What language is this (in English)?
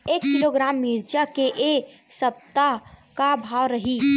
Chhattisgarhi